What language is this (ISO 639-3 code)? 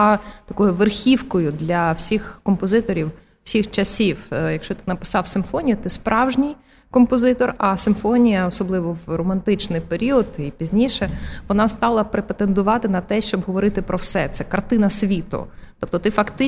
ukr